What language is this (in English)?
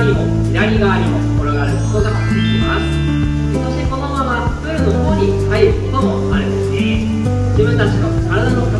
Japanese